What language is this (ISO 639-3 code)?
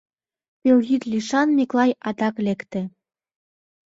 chm